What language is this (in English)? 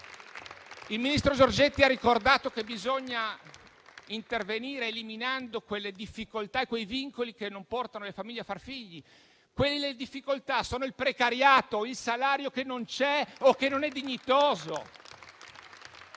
Italian